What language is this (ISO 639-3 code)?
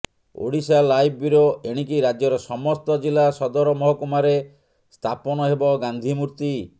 ori